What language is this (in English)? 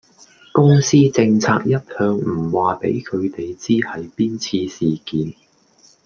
Cantonese